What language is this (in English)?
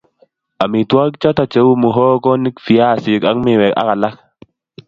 Kalenjin